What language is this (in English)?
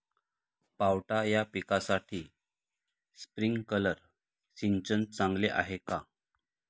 Marathi